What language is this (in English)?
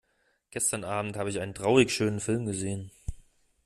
German